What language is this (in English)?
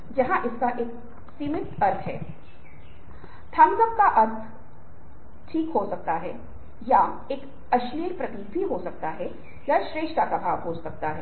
Hindi